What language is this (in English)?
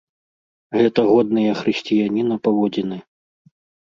Belarusian